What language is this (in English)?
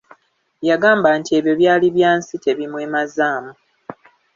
Ganda